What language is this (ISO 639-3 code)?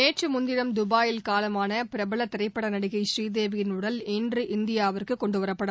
tam